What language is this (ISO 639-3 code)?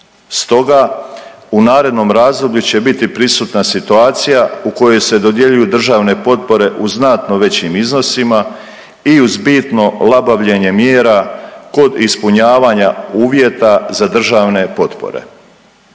hrv